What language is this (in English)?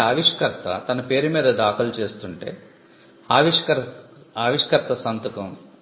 Telugu